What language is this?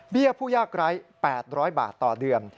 Thai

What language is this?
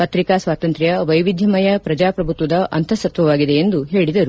Kannada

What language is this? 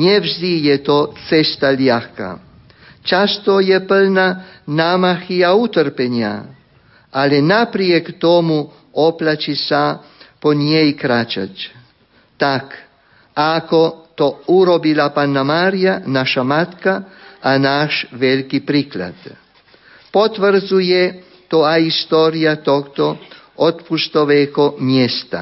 Slovak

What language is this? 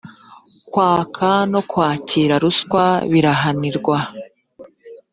Kinyarwanda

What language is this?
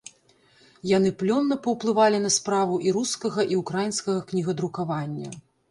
Belarusian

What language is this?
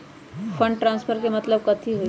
Magahi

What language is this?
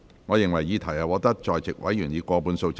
Cantonese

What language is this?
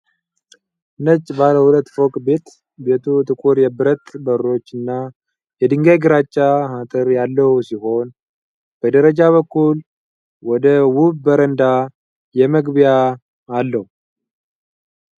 Amharic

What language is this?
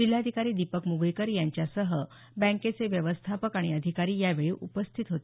Marathi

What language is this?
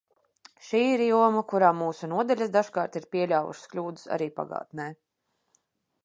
Latvian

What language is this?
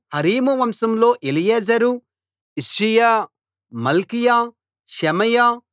Telugu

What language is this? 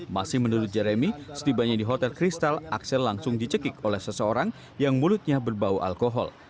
Indonesian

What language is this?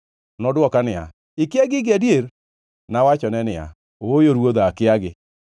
Luo (Kenya and Tanzania)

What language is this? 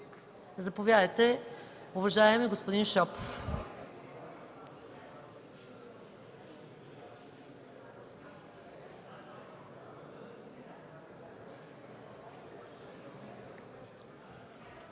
Bulgarian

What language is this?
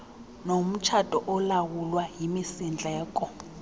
Xhosa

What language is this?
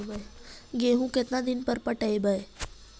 Magahi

